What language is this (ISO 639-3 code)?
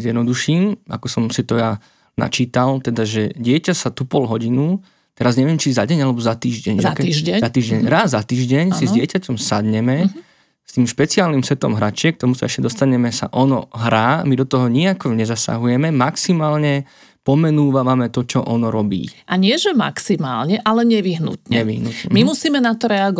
slk